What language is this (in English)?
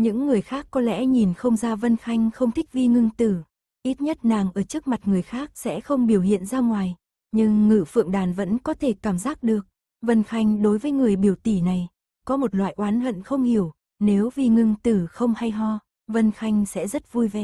Vietnamese